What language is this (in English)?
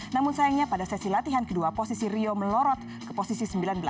Indonesian